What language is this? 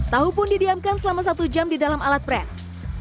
Indonesian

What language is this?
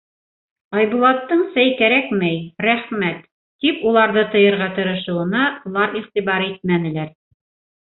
Bashkir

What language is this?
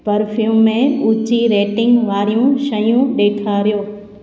Sindhi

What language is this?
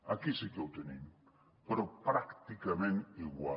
Catalan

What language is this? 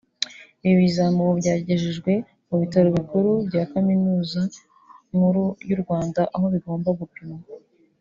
Kinyarwanda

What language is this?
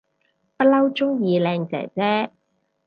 Cantonese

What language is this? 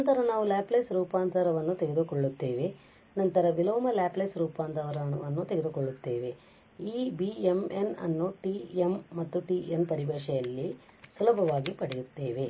Kannada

